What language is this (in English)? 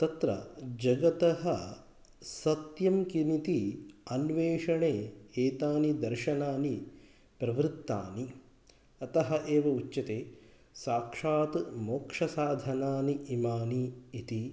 Sanskrit